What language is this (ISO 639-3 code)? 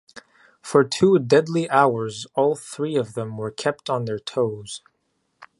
eng